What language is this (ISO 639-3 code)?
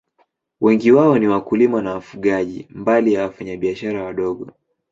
swa